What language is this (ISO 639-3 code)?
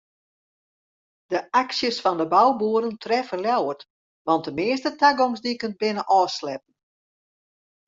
fry